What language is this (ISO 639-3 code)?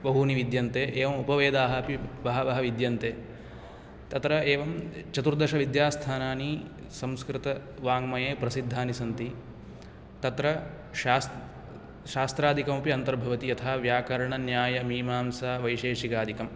san